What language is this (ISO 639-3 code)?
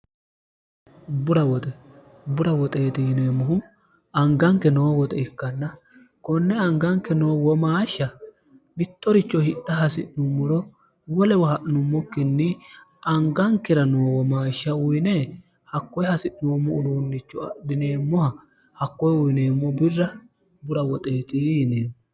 sid